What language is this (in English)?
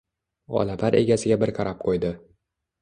Uzbek